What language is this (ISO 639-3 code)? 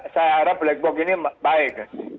ind